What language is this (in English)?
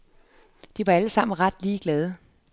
Danish